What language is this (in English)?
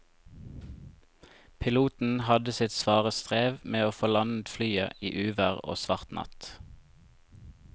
Norwegian